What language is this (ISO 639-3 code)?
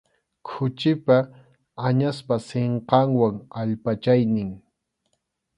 qxu